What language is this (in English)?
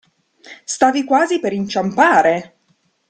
Italian